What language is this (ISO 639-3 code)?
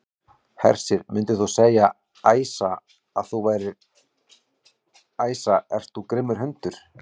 isl